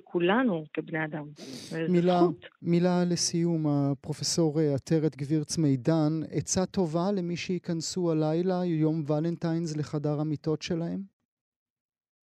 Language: Hebrew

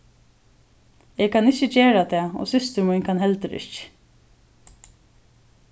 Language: Faroese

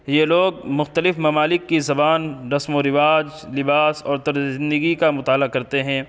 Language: Urdu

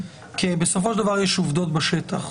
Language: Hebrew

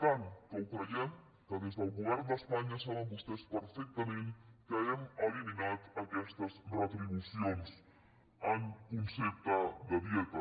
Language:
Catalan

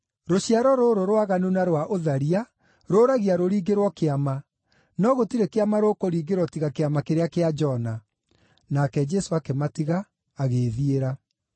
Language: Kikuyu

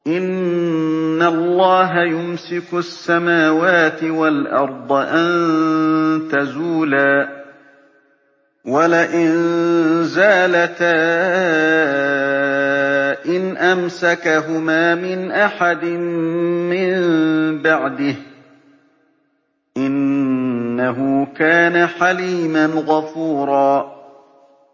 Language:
Arabic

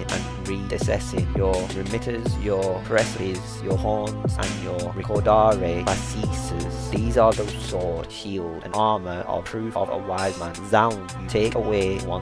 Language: English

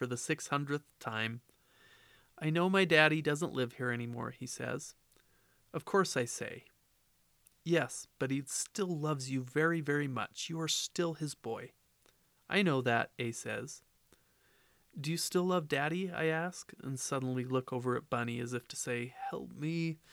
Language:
English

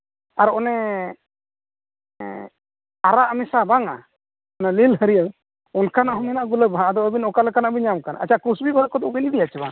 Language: Santali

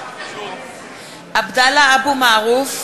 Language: Hebrew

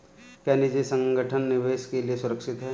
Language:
Hindi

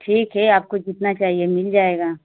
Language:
Hindi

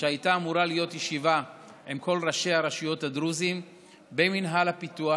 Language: Hebrew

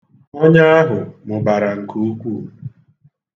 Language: Igbo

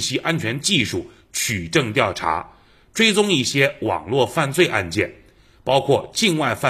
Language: Chinese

